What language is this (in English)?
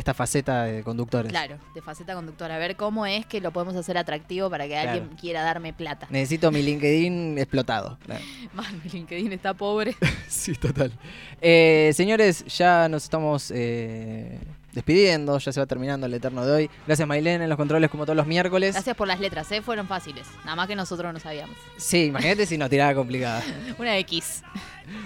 Spanish